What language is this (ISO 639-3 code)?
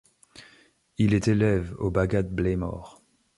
fra